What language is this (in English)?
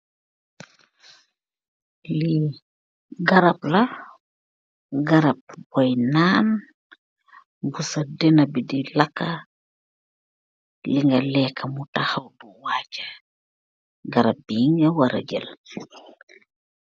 Wolof